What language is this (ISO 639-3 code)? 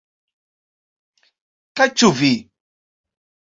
epo